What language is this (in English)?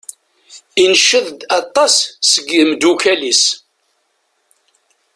Kabyle